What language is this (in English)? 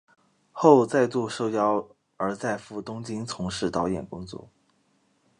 Chinese